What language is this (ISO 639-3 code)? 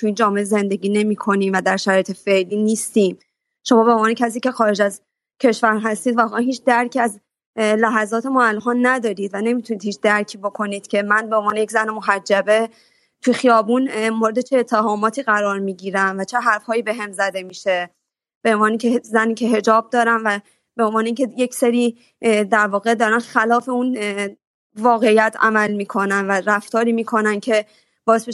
fas